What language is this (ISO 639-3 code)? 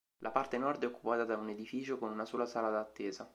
ita